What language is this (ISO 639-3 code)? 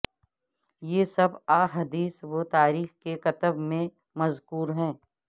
urd